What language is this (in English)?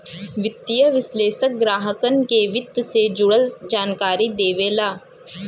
Bhojpuri